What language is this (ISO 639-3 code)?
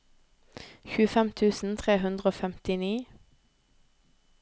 nor